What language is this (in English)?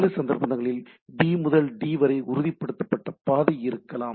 Tamil